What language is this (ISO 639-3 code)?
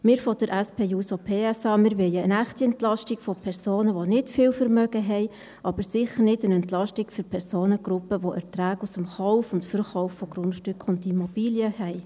gsw